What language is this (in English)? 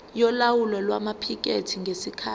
Zulu